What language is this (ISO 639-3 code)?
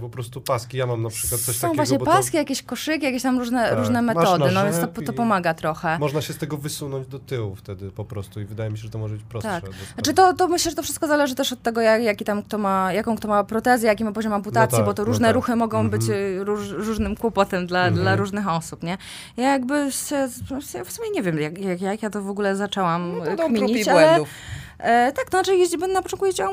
pol